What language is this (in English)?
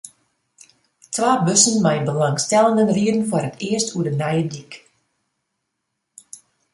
Western Frisian